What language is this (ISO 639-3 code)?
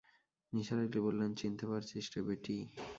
ben